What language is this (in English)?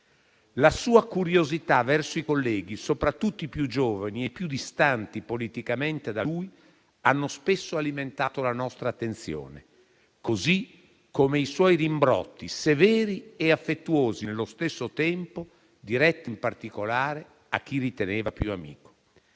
Italian